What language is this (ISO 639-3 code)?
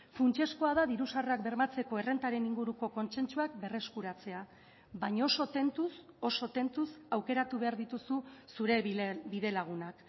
eus